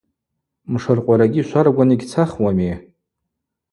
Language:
Abaza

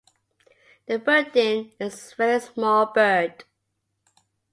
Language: English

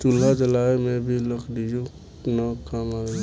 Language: Bhojpuri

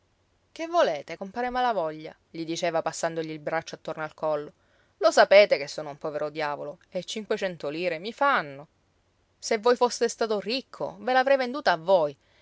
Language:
Italian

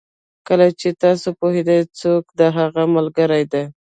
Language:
Pashto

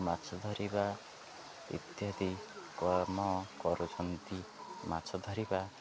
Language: Odia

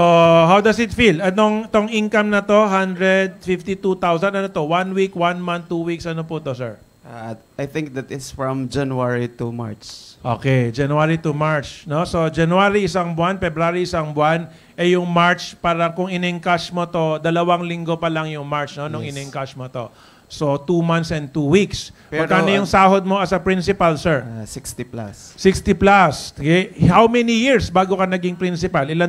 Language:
Filipino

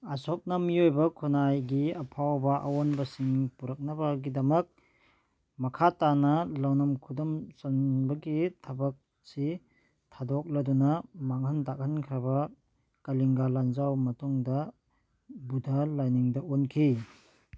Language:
Manipuri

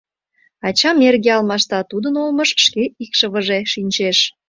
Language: Mari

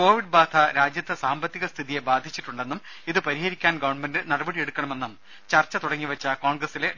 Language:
Malayalam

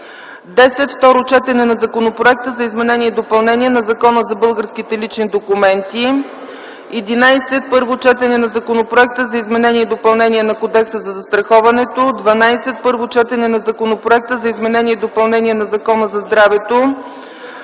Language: Bulgarian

